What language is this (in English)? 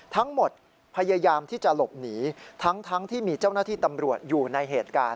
Thai